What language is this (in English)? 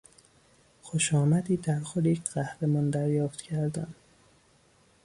Persian